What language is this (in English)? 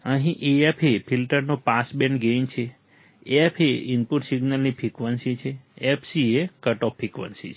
Gujarati